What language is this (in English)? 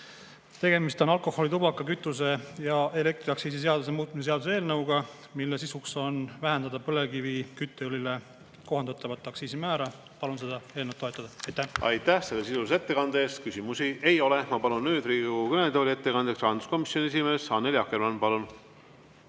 Estonian